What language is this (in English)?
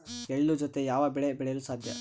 Kannada